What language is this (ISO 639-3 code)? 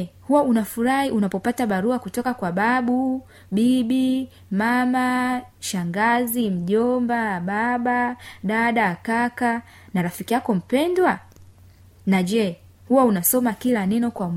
swa